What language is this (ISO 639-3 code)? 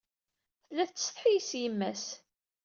kab